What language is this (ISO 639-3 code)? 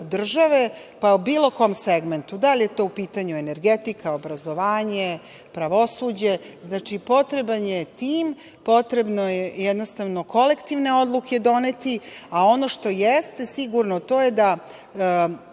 srp